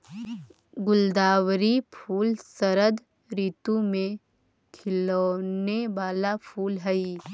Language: Magahi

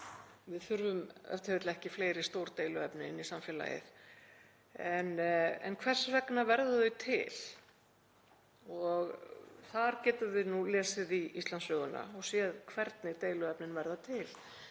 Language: Icelandic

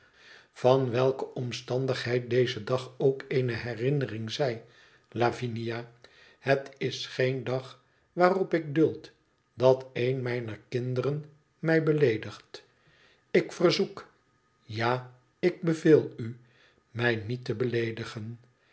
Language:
Dutch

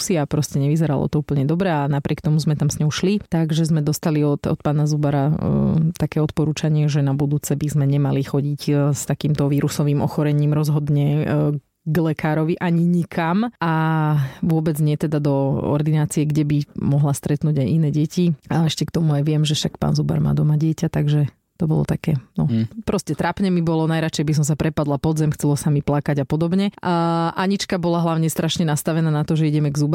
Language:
Slovak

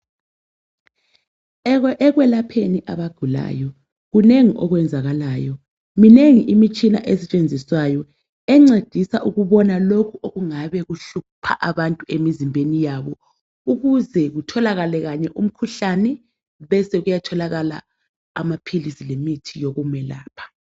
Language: North Ndebele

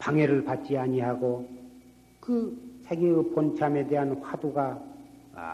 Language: Korean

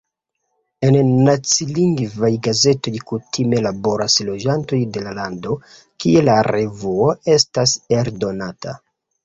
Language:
Esperanto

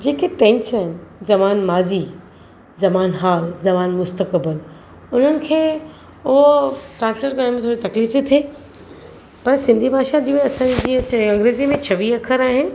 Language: Sindhi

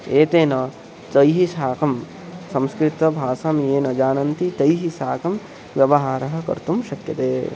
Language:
Sanskrit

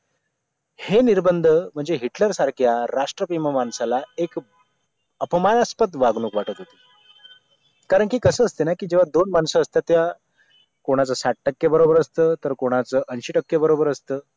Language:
Marathi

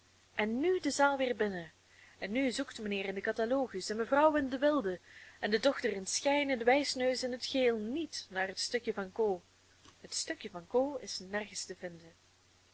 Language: Dutch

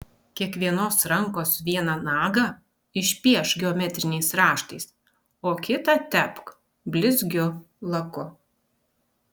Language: Lithuanian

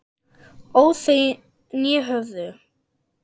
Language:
Icelandic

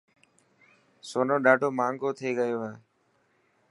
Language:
Dhatki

